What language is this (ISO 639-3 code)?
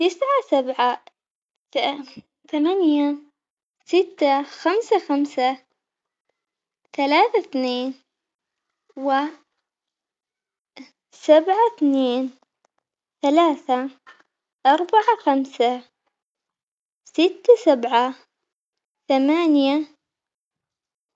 acx